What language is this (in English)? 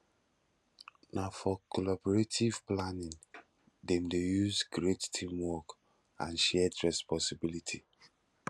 Nigerian Pidgin